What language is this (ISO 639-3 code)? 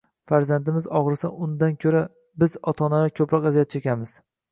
uzb